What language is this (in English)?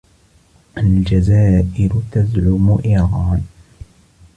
Arabic